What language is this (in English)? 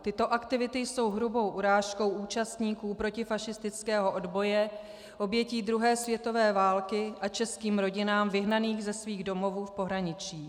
Czech